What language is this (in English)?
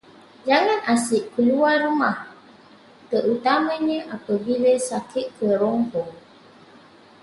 Malay